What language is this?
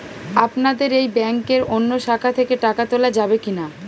Bangla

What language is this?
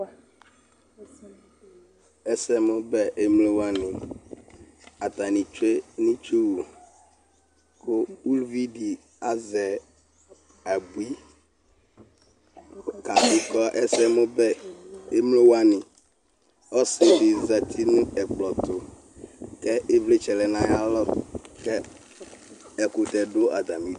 Ikposo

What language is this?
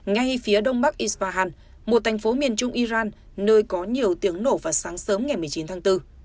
Vietnamese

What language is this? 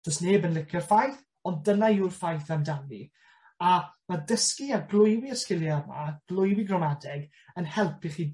Welsh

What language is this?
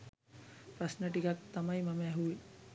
Sinhala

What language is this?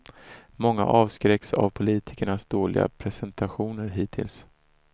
Swedish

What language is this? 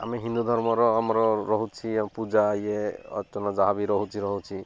Odia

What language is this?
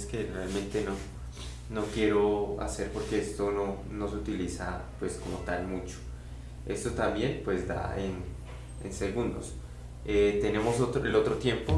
Spanish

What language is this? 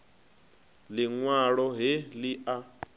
Venda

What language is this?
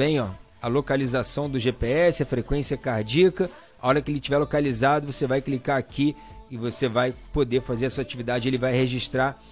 Portuguese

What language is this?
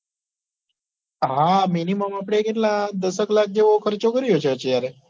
Gujarati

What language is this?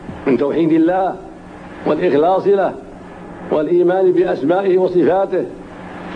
Arabic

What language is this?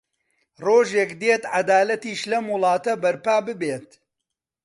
Central Kurdish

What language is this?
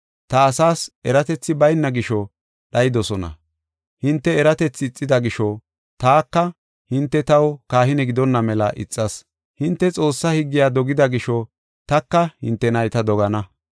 Gofa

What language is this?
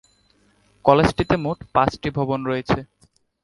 Bangla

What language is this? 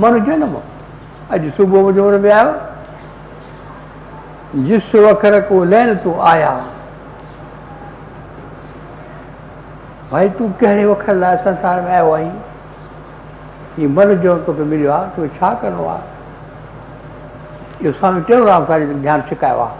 Hindi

